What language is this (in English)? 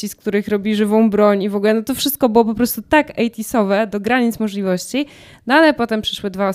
Polish